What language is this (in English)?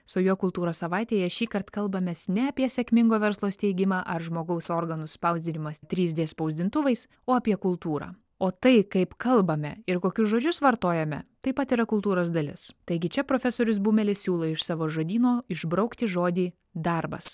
Lithuanian